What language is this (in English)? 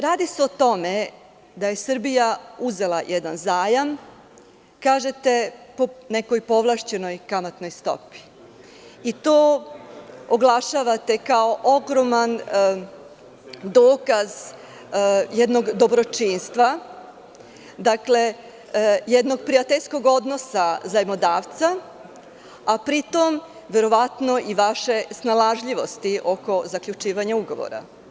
Serbian